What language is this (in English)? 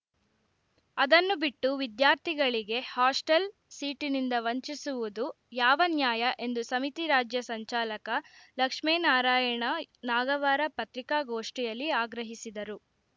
Kannada